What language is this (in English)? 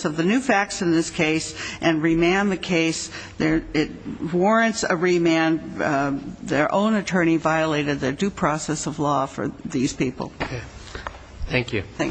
English